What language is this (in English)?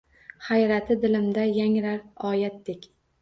Uzbek